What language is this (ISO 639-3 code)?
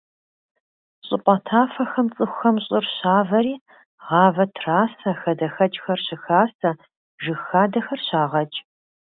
kbd